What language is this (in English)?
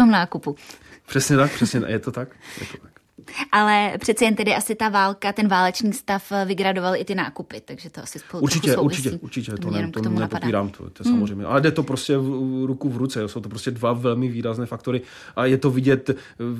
Czech